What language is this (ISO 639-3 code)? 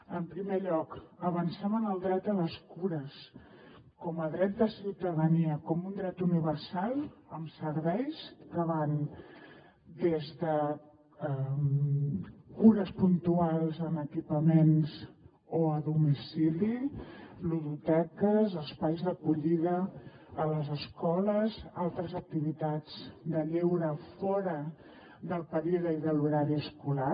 cat